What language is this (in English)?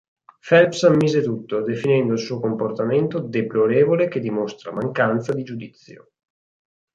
Italian